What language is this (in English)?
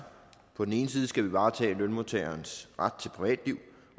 Danish